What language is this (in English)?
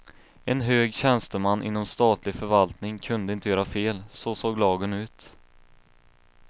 Swedish